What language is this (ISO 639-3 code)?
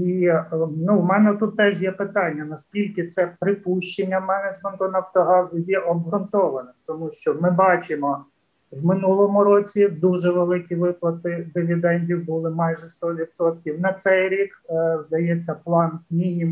ukr